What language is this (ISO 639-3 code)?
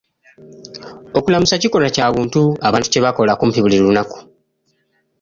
lug